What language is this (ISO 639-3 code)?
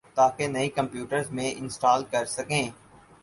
urd